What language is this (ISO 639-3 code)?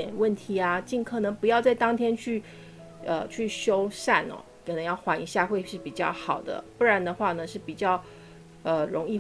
zho